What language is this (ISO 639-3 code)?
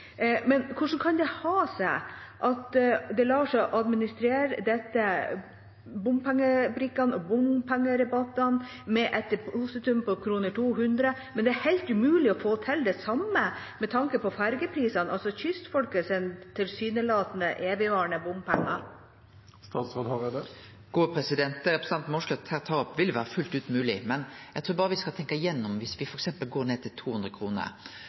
nor